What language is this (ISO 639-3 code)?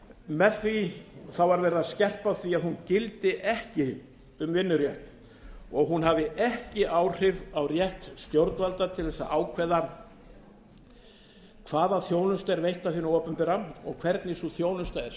isl